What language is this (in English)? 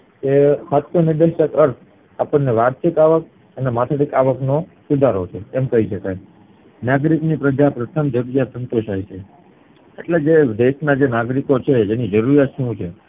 Gujarati